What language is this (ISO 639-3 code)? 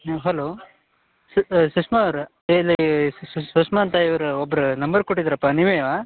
kan